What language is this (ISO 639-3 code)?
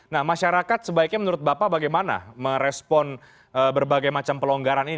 ind